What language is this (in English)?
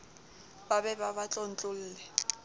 Southern Sotho